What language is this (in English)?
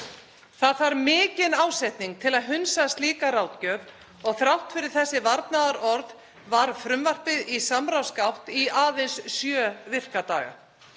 Icelandic